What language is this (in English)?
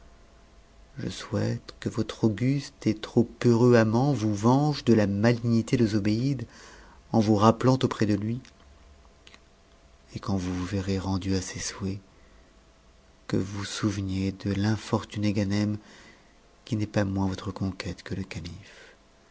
French